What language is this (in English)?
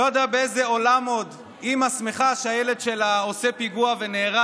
Hebrew